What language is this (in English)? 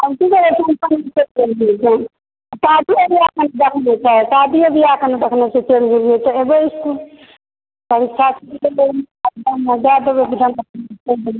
Maithili